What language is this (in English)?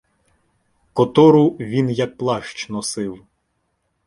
Ukrainian